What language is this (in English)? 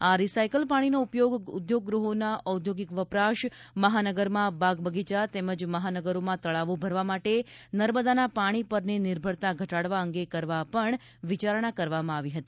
Gujarati